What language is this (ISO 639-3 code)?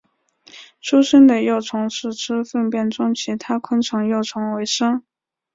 zho